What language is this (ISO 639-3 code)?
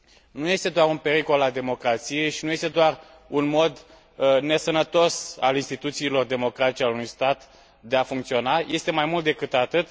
ron